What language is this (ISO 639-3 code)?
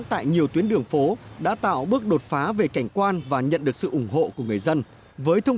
vie